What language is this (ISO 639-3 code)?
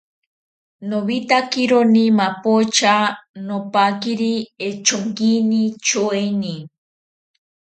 cpy